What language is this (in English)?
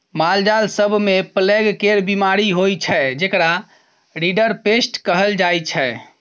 Maithili